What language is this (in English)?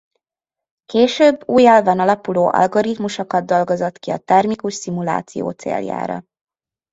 Hungarian